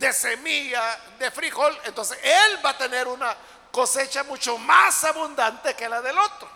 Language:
Spanish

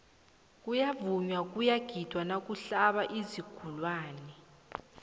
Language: South Ndebele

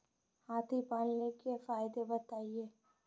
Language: Hindi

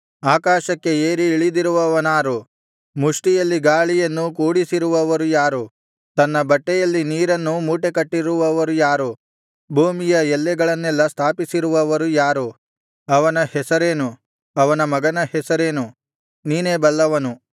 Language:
Kannada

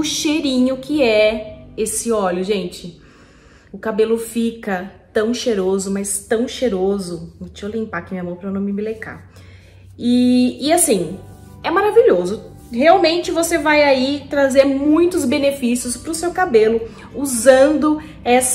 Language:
Portuguese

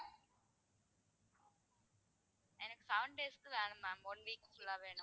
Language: Tamil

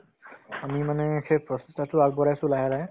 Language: Assamese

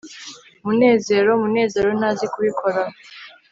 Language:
Kinyarwanda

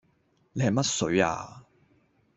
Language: Cantonese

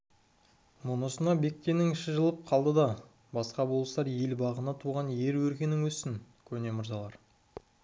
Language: Kazakh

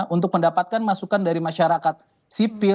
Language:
Indonesian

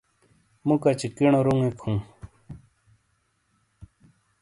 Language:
Shina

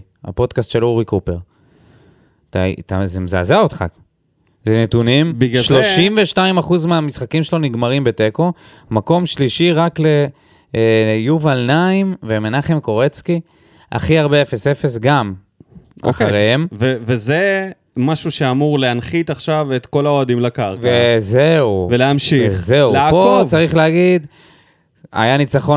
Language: Hebrew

